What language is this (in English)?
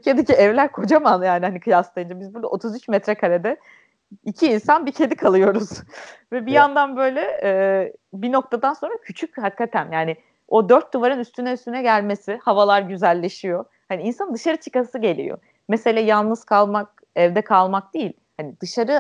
Turkish